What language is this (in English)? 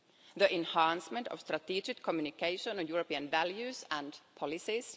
English